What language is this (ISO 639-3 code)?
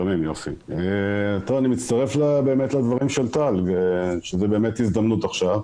heb